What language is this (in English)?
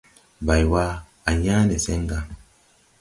Tupuri